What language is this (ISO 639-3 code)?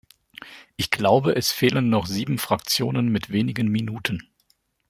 deu